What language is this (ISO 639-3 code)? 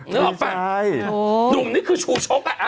tha